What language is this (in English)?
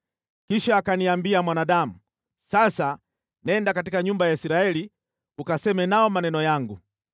Swahili